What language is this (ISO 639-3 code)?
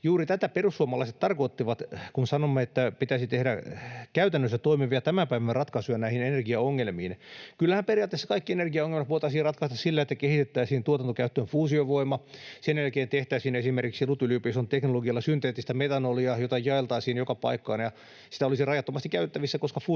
fin